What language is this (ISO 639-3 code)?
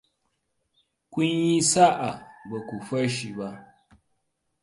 hau